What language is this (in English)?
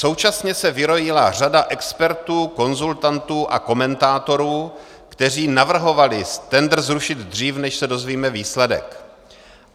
Czech